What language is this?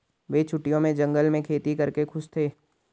Hindi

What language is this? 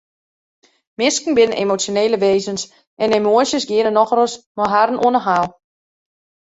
Western Frisian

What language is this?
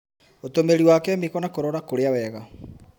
Kikuyu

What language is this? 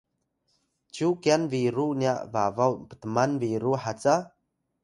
Atayal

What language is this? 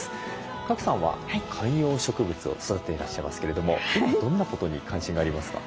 Japanese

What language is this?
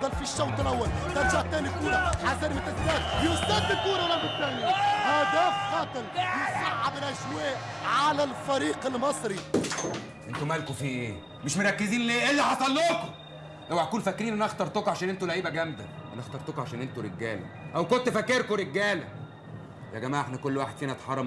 Arabic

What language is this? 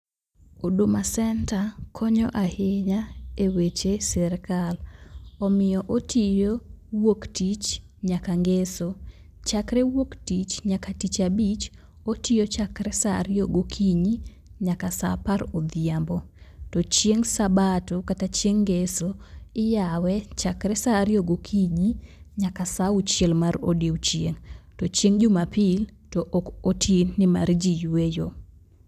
Luo (Kenya and Tanzania)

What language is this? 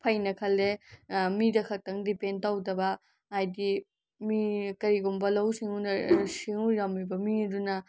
Manipuri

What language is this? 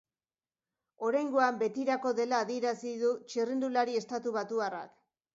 Basque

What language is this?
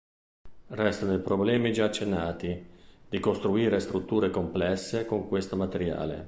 Italian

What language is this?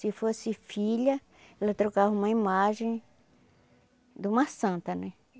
Portuguese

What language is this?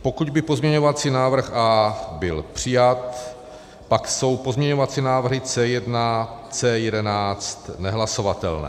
Czech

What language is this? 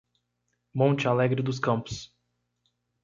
Portuguese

